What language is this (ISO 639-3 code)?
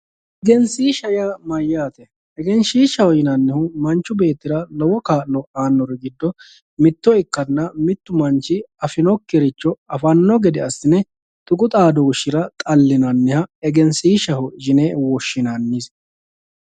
sid